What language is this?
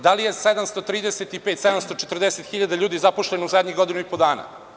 Serbian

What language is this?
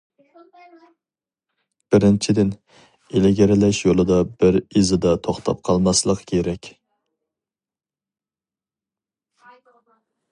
Uyghur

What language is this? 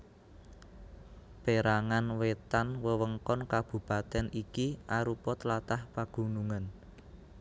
Javanese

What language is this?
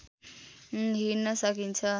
Nepali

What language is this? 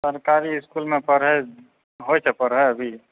Maithili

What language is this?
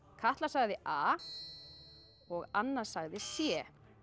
Icelandic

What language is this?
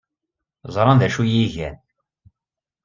Kabyle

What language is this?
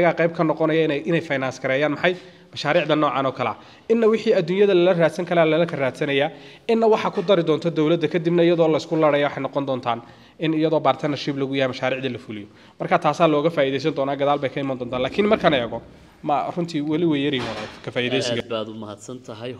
Arabic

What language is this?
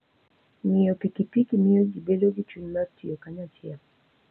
Luo (Kenya and Tanzania)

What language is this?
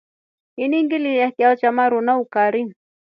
Rombo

